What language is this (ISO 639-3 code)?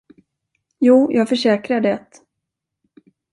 swe